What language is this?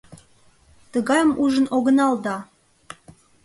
Mari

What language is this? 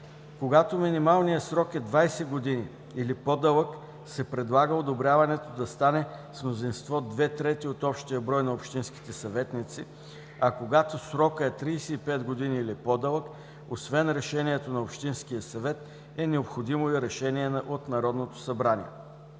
Bulgarian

